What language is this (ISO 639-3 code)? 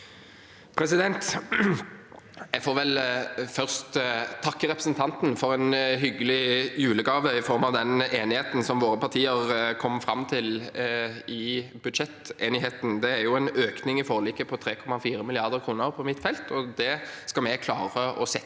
nor